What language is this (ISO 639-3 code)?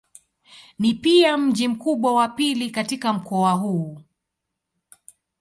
swa